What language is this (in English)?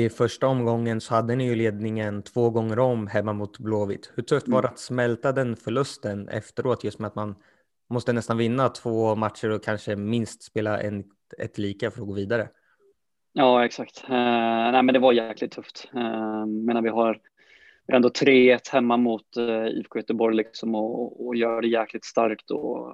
Swedish